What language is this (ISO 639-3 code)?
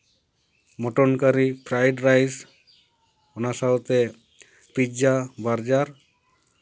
sat